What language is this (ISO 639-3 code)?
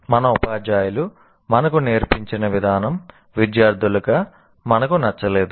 tel